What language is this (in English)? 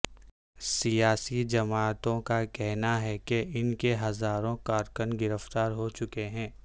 Urdu